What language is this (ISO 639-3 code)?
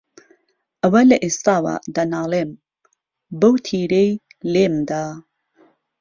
ckb